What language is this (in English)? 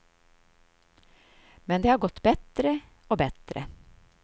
Swedish